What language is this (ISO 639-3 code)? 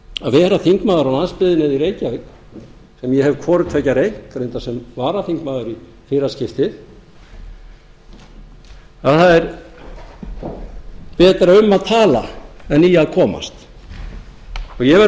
isl